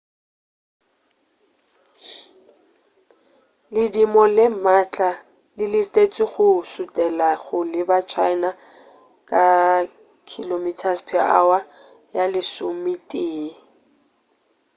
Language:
Northern Sotho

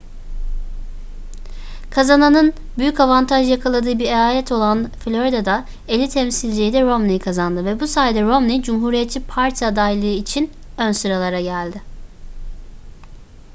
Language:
Turkish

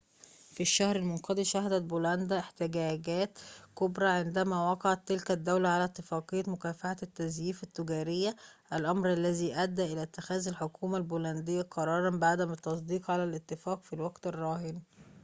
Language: Arabic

